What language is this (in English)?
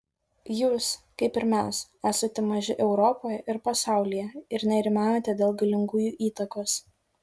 Lithuanian